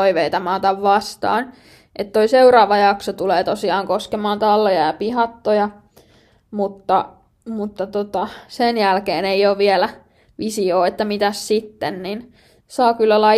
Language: Finnish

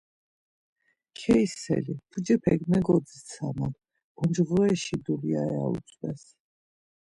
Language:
Laz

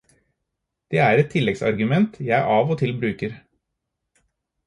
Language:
Norwegian Bokmål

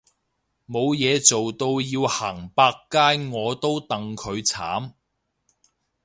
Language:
Cantonese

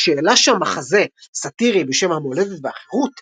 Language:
Hebrew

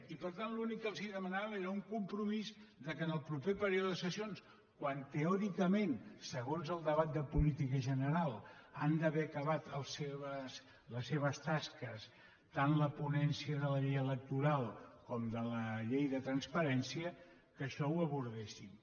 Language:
Catalan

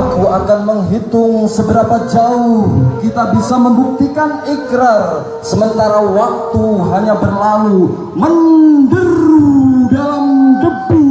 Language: Indonesian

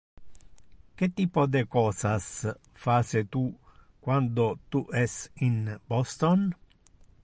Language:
Interlingua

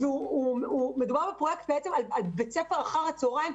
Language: Hebrew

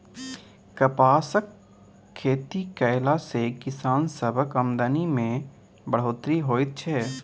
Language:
Maithili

